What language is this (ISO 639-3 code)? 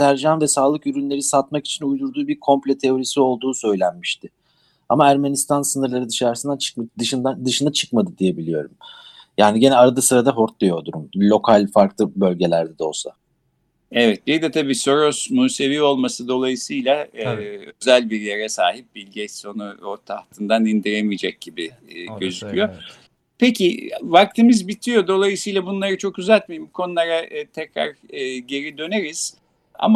tur